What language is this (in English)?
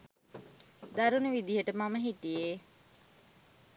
Sinhala